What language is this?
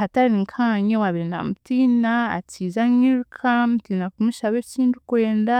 Chiga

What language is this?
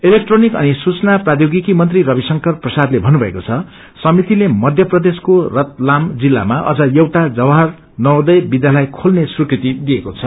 Nepali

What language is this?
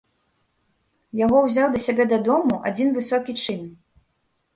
Belarusian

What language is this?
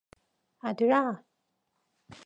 Korean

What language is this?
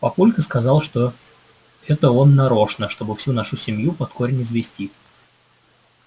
Russian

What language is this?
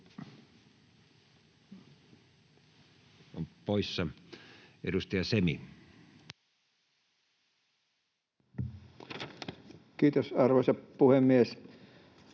Finnish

